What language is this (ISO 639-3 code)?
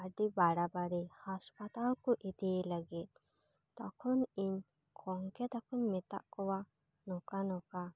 sat